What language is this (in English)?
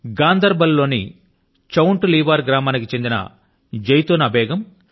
Telugu